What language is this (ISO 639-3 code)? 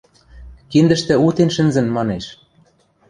mrj